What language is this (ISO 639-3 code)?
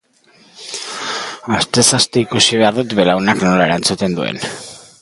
eus